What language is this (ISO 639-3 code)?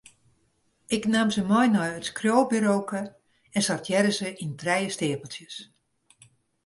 fry